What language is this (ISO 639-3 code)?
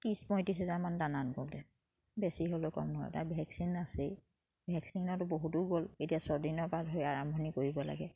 asm